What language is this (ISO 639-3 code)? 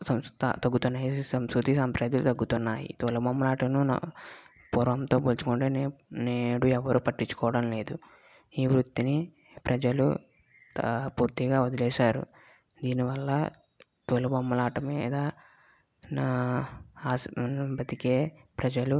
tel